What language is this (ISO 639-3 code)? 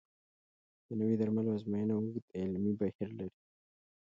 pus